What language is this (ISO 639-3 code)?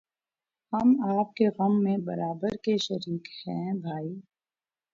urd